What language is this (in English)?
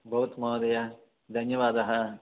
Sanskrit